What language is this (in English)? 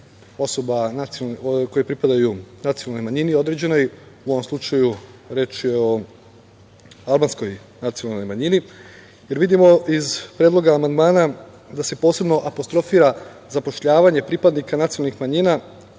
Serbian